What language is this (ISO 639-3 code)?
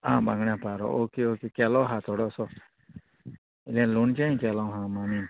kok